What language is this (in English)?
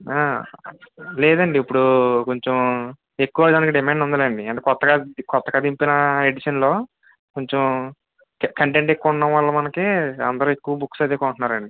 Telugu